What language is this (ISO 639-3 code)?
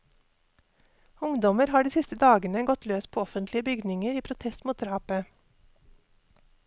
nor